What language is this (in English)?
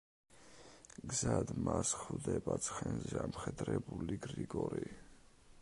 Georgian